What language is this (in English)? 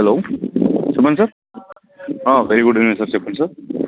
Telugu